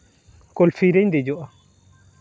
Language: Santali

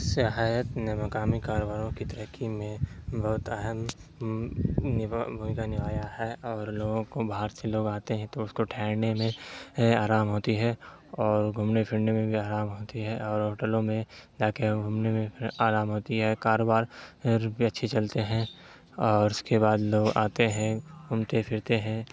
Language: Urdu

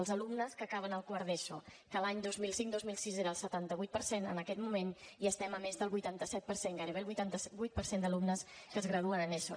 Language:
Catalan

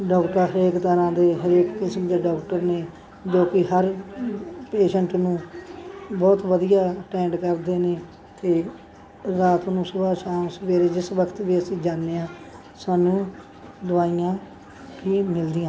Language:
Punjabi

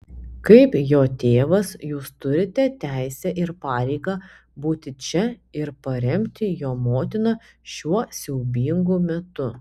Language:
Lithuanian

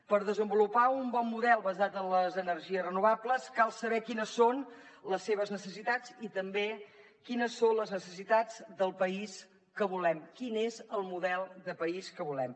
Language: Catalan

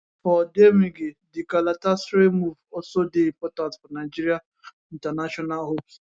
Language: Nigerian Pidgin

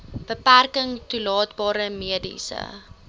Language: Afrikaans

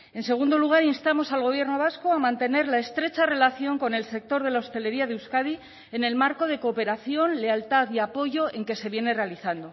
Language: Spanish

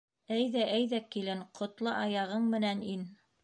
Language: Bashkir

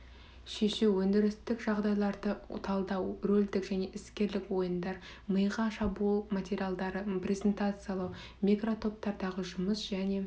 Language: Kazakh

